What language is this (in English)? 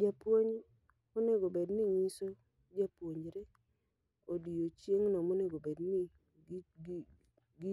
Luo (Kenya and Tanzania)